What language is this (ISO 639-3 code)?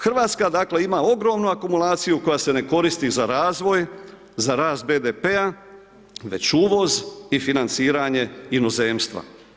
hrv